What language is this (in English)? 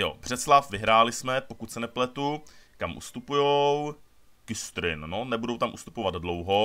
Czech